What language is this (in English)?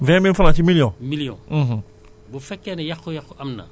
Wolof